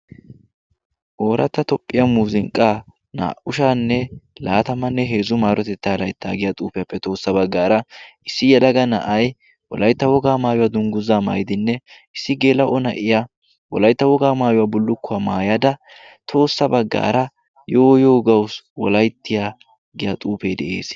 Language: Wolaytta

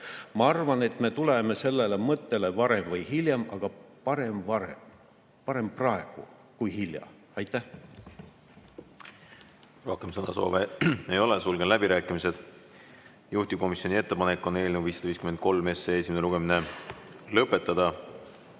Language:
Estonian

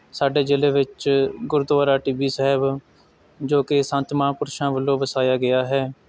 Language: Punjabi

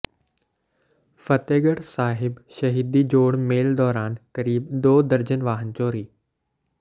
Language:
Punjabi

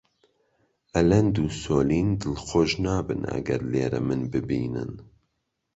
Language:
Central Kurdish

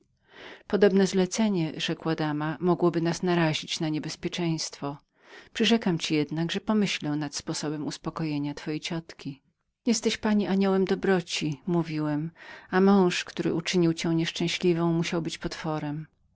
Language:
Polish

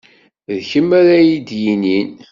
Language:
Kabyle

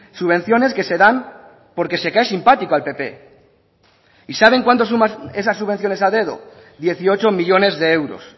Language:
Spanish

